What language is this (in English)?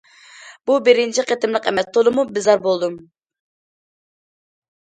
Uyghur